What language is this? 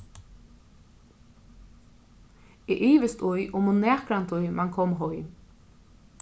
Faroese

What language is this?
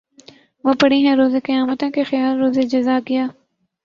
Urdu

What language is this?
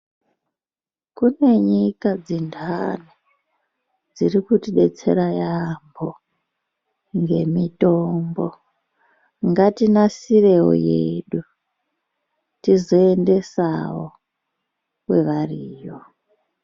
Ndau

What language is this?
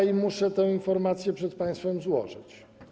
Polish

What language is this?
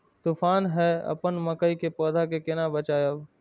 Maithili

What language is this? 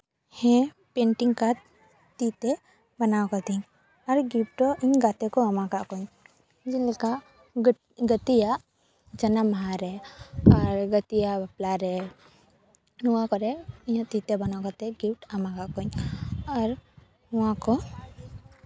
Santali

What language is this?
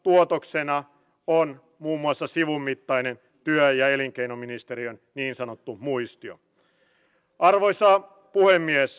Finnish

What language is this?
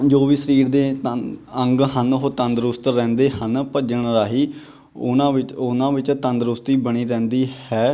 Punjabi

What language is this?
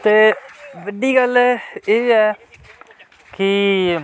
Dogri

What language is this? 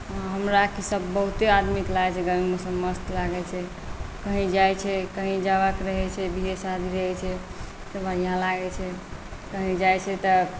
Maithili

